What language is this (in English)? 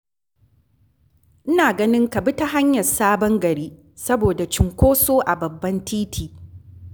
Hausa